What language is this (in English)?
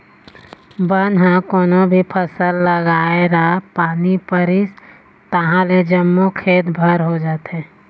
Chhattisgarhi